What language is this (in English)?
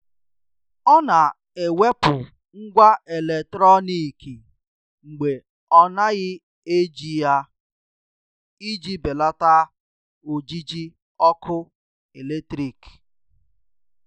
Igbo